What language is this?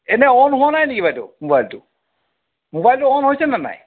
Assamese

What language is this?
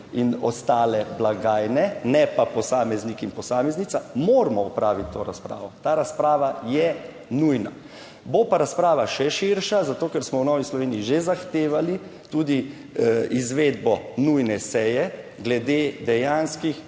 Slovenian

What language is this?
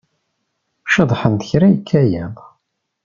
Kabyle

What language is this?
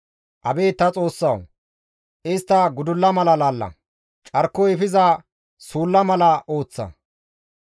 Gamo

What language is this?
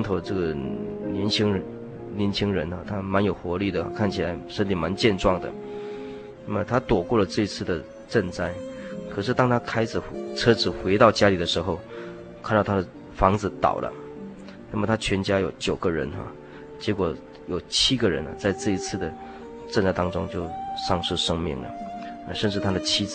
Chinese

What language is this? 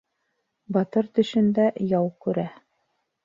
Bashkir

